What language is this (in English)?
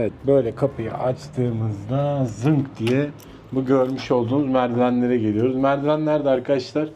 Turkish